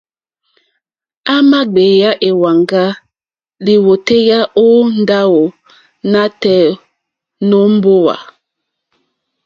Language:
Mokpwe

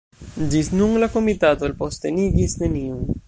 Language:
Esperanto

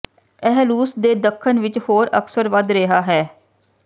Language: Punjabi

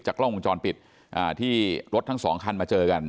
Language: Thai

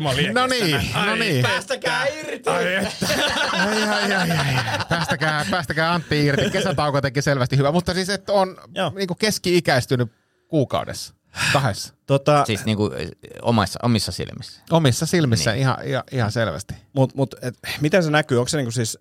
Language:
Finnish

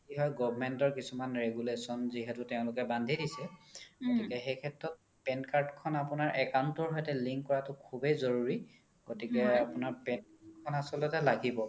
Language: Assamese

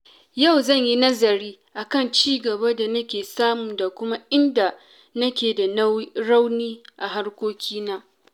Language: Hausa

